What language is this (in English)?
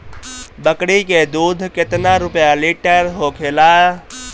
Bhojpuri